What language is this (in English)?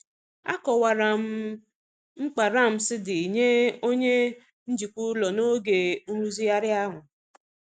Igbo